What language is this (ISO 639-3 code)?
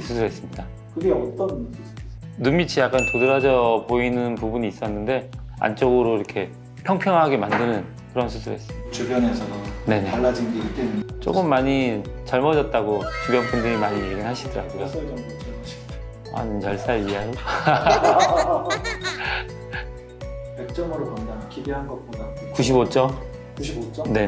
kor